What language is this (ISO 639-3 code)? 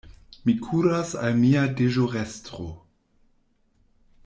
epo